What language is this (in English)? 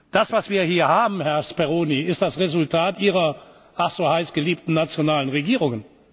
German